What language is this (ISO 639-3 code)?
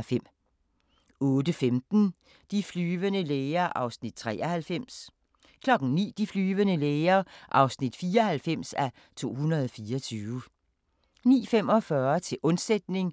dan